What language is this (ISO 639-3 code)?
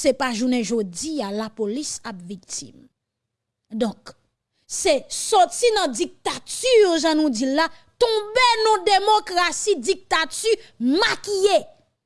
fra